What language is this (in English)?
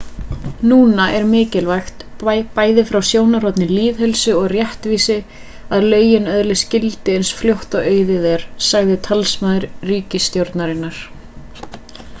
Icelandic